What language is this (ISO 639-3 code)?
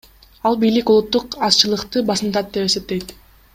kir